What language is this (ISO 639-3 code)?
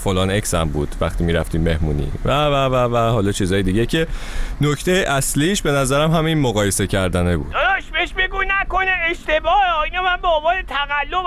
fas